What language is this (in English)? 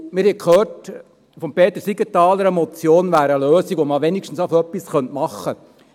Swiss German